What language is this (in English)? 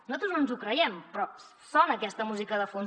Catalan